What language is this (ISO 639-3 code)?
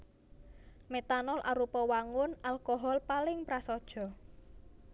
jav